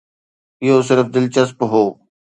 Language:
Sindhi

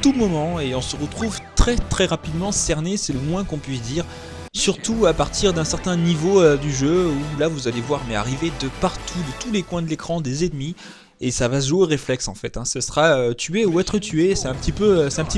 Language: French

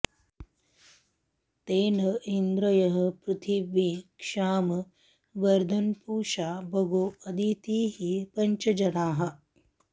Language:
Sanskrit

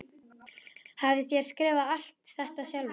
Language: Icelandic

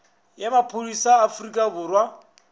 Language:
Northern Sotho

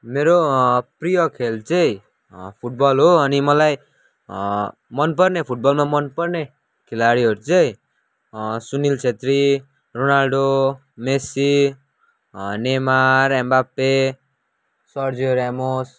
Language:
Nepali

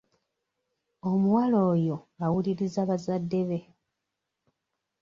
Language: Ganda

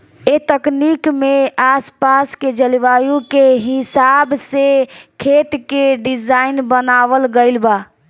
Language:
Bhojpuri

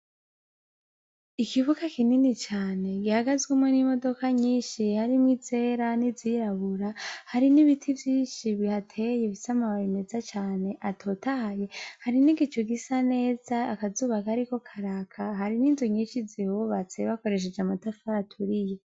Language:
Rundi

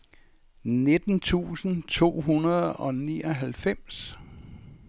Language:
Danish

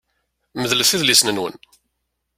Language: Kabyle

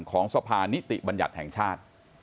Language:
Thai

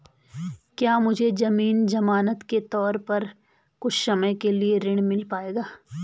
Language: Hindi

